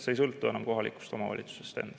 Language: Estonian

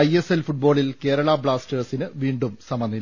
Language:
Malayalam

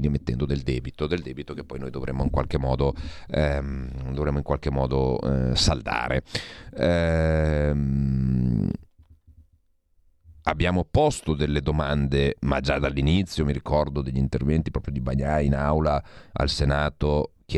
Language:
Italian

